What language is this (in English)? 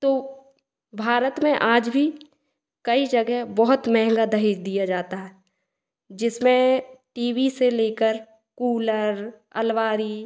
Hindi